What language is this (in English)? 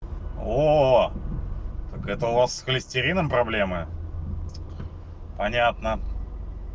Russian